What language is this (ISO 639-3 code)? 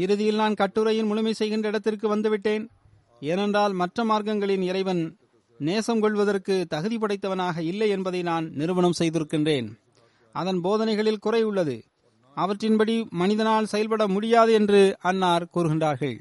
tam